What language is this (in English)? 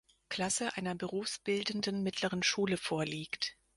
German